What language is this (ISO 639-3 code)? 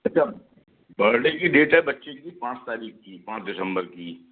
hin